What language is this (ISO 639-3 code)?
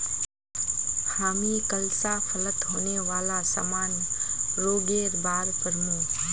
mag